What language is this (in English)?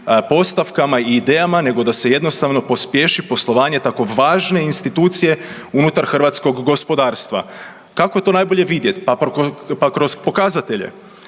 Croatian